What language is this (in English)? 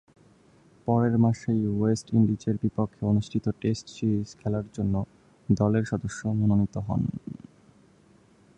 Bangla